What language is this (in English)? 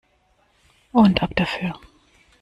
German